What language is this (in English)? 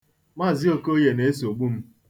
Igbo